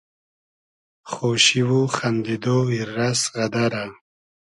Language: Hazaragi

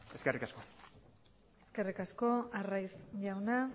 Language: Basque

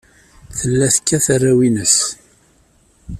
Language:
Kabyle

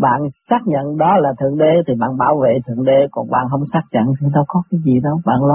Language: Vietnamese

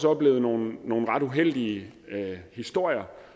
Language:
Danish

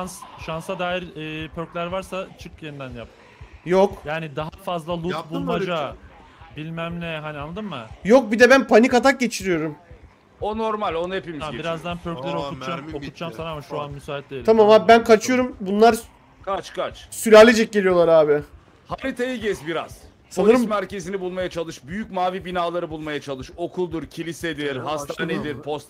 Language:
Turkish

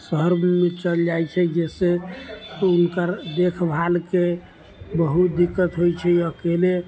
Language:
Maithili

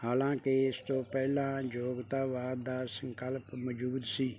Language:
Punjabi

